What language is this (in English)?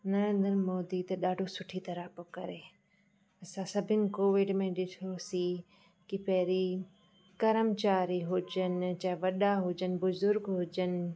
Sindhi